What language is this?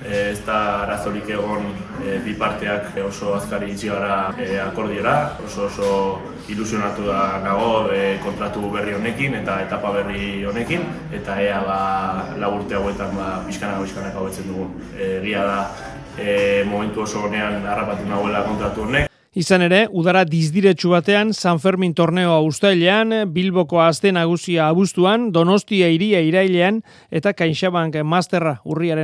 Spanish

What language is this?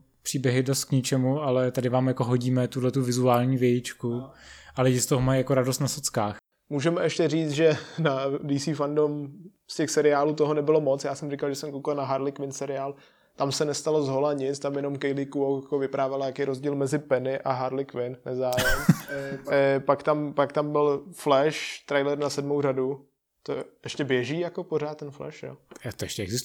Czech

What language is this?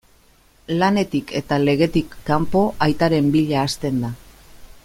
Basque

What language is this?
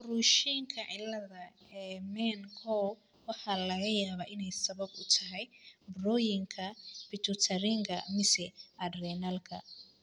Somali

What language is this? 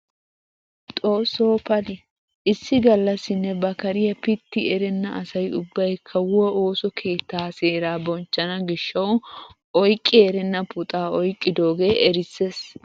Wolaytta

